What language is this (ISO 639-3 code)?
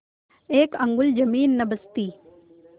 hin